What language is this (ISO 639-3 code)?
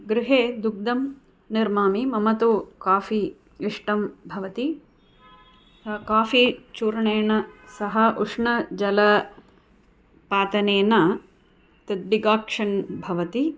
san